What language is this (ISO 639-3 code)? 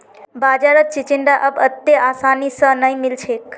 mag